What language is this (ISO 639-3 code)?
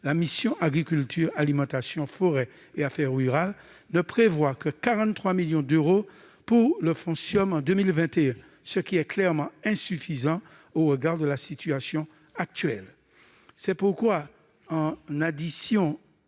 fra